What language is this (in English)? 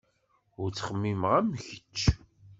Kabyle